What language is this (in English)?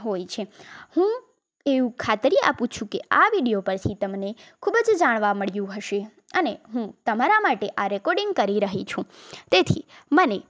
Gujarati